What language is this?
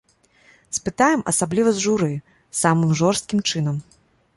Belarusian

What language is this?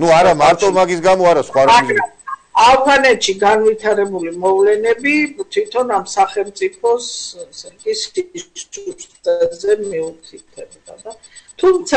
Romanian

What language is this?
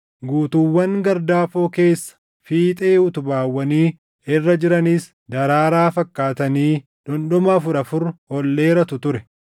Oromo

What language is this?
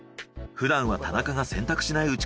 Japanese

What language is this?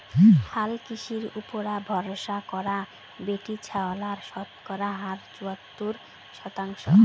Bangla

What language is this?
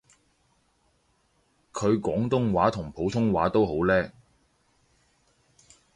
Cantonese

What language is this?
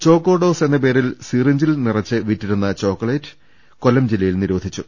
Malayalam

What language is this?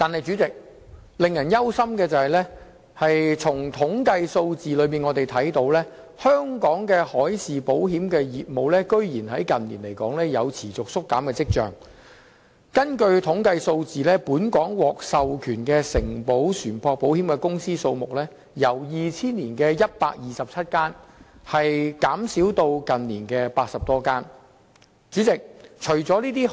Cantonese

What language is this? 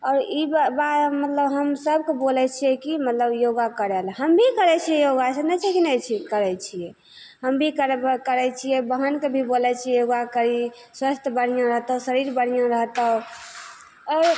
Maithili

